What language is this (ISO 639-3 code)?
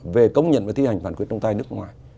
vie